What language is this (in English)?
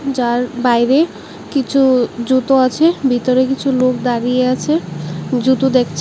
Bangla